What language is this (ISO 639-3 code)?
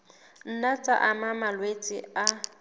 sot